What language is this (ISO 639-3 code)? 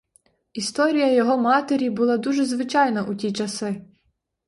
ukr